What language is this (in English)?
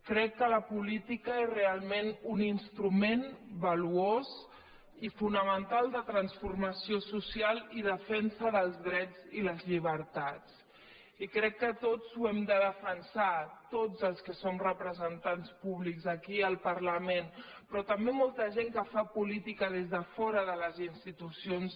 Catalan